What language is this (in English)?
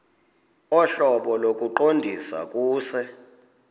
Xhosa